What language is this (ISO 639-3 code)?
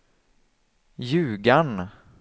swe